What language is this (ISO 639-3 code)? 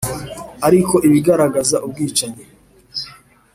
kin